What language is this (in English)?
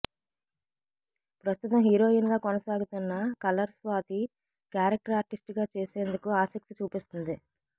Telugu